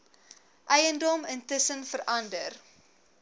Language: Afrikaans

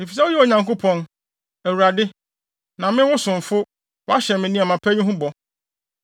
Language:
Akan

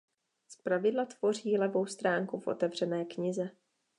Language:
Czech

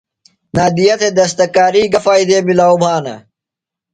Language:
Phalura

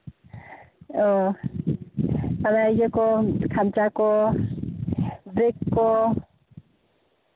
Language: Santali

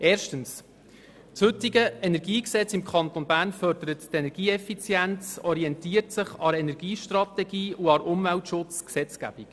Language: Swiss German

